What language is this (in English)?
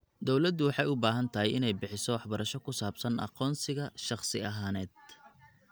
Somali